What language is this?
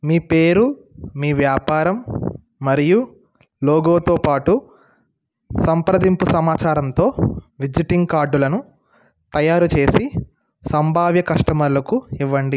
Telugu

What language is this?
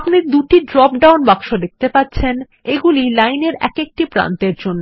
Bangla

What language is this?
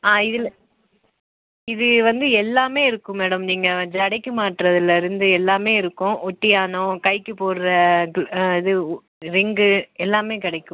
Tamil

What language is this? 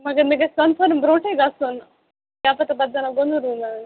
Kashmiri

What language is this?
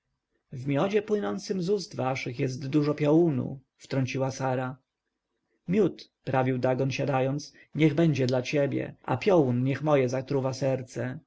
Polish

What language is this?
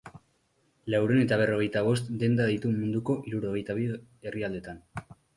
Basque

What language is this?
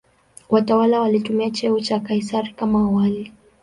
Swahili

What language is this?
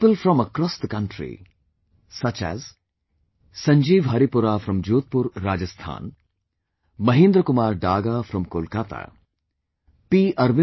English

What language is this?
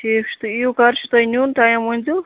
Kashmiri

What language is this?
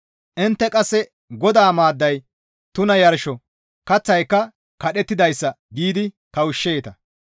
Gamo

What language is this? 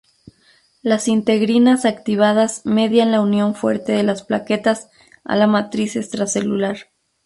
Spanish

